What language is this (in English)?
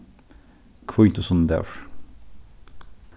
Faroese